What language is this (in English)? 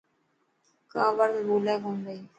Dhatki